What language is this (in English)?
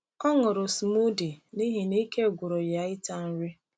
Igbo